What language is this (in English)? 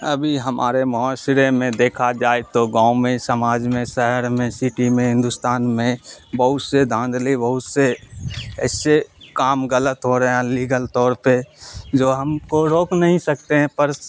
Urdu